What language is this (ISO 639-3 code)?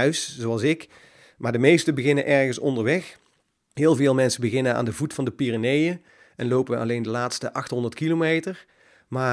nld